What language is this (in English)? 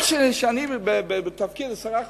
Hebrew